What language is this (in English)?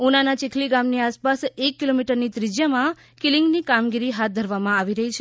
Gujarati